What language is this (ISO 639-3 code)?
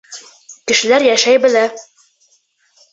bak